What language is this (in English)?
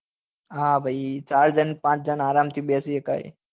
Gujarati